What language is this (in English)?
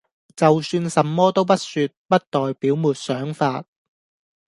Cantonese